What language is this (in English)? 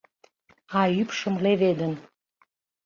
Mari